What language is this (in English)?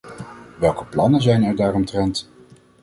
Dutch